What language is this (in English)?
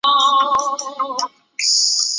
Chinese